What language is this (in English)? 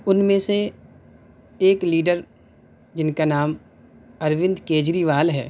Urdu